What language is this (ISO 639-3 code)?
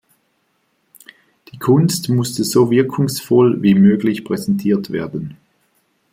deu